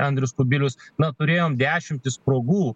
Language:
Lithuanian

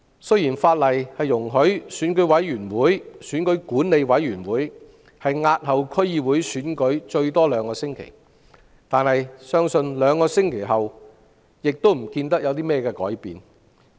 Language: Cantonese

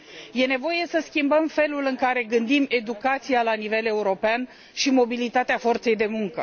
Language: Romanian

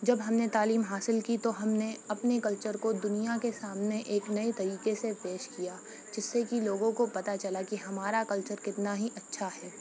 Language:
Urdu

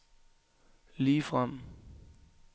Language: Danish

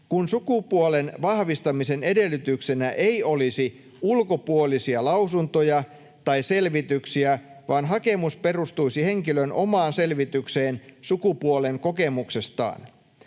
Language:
Finnish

